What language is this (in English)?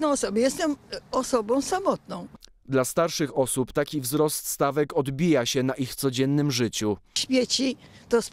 Polish